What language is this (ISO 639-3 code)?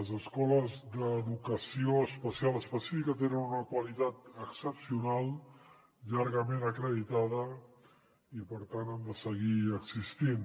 cat